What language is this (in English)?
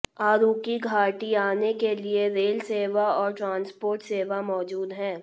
Hindi